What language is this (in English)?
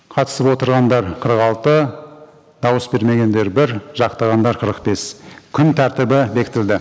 Kazakh